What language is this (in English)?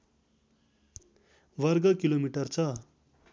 Nepali